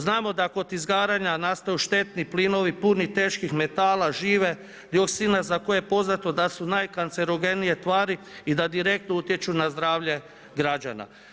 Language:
Croatian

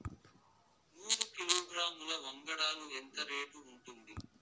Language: Telugu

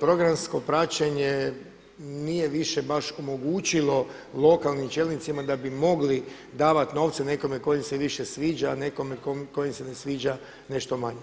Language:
Croatian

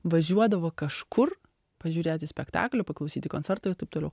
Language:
Lithuanian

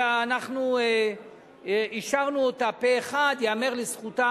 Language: Hebrew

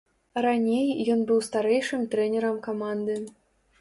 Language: Belarusian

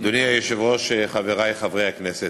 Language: Hebrew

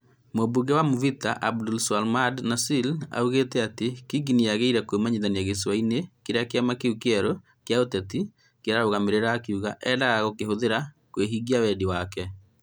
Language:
Kikuyu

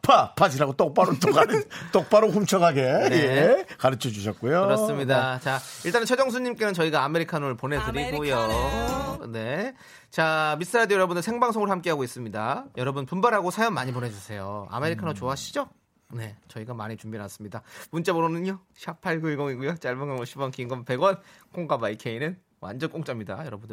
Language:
Korean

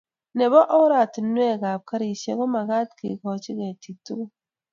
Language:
Kalenjin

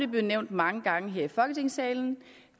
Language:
Danish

